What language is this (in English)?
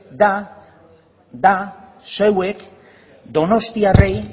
Basque